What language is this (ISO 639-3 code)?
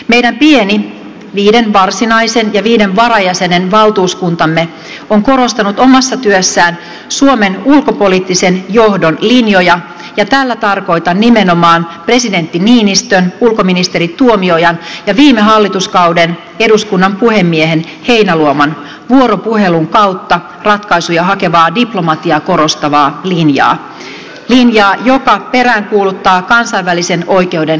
fin